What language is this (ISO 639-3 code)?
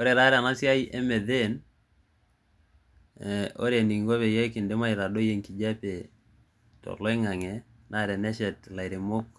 mas